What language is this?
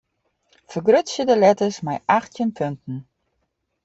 Western Frisian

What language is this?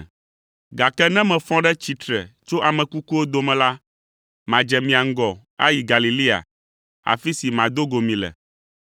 Ewe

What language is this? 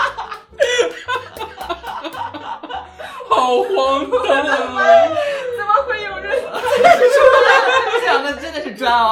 Chinese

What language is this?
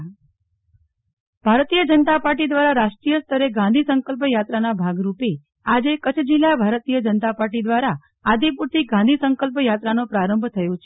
Gujarati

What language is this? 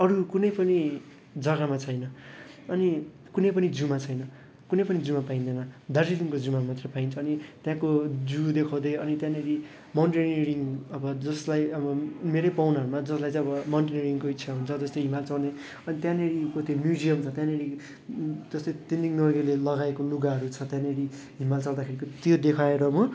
Nepali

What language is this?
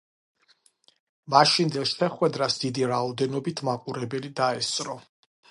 Georgian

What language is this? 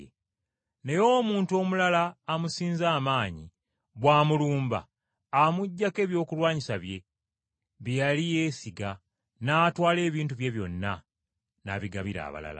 Ganda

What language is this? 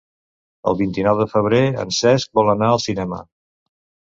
Catalan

